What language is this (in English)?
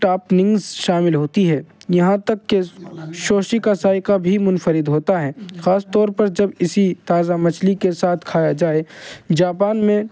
Urdu